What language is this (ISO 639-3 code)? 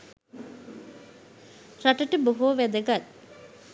sin